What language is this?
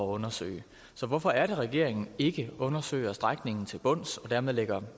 Danish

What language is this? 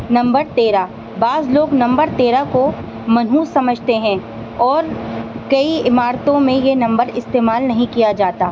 Urdu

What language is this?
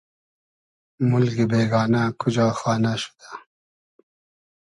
Hazaragi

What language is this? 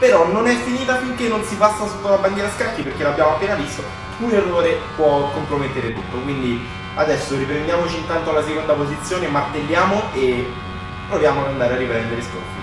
Italian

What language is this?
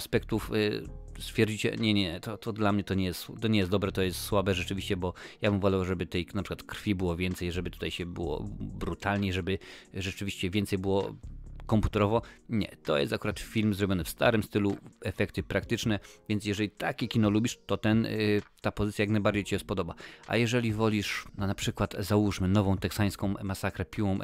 Polish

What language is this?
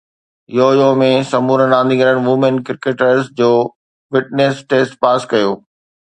Sindhi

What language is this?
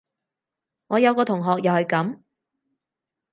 Cantonese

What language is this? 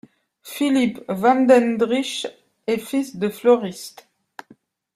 French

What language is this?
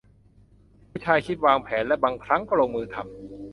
Thai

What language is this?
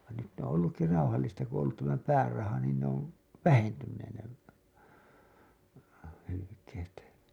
Finnish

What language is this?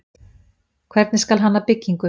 Icelandic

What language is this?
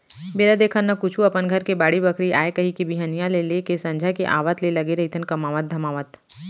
Chhattisgarhi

